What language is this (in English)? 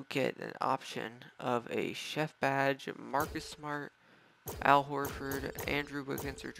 English